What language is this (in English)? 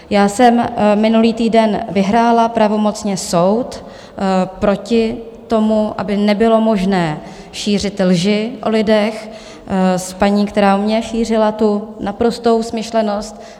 Czech